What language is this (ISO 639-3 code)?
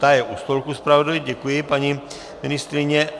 ces